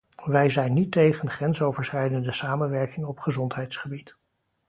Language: Dutch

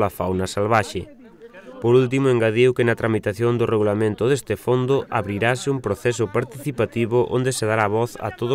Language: Italian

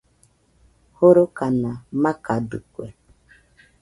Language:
Nüpode Huitoto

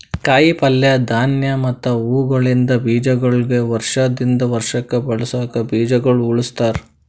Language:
Kannada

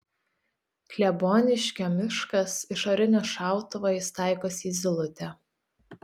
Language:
Lithuanian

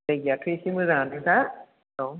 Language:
Bodo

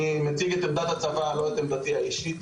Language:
Hebrew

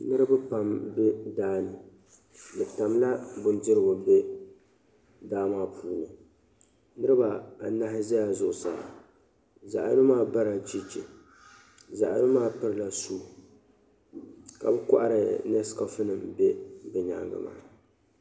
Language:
Dagbani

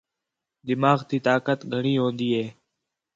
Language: Khetrani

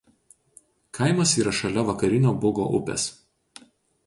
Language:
Lithuanian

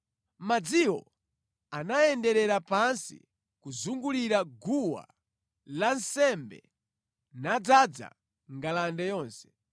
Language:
Nyanja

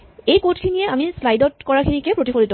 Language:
Assamese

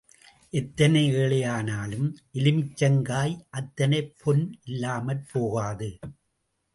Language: Tamil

